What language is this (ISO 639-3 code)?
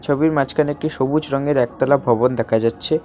ben